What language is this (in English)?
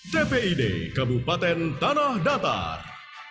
Indonesian